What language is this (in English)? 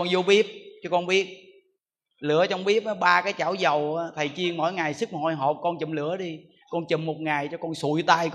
Vietnamese